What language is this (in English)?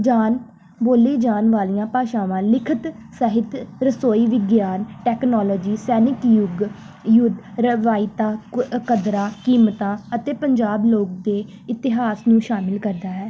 Punjabi